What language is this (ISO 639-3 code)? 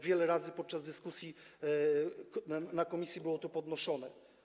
pol